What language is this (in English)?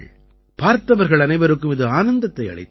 Tamil